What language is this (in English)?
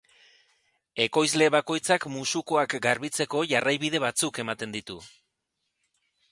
Basque